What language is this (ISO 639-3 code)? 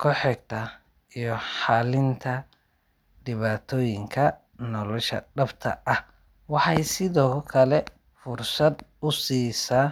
som